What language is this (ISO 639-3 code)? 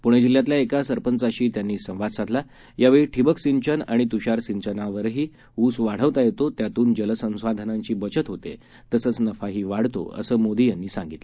mar